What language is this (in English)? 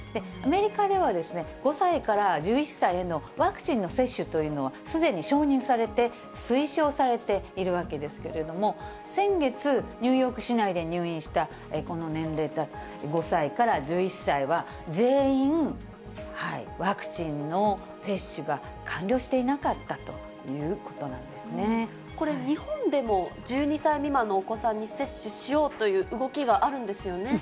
Japanese